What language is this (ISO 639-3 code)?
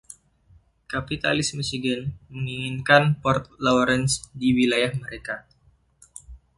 ind